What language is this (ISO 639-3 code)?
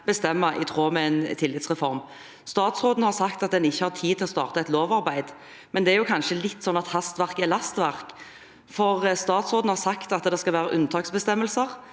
nor